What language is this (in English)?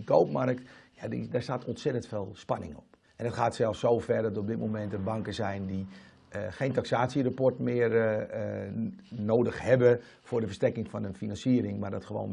Dutch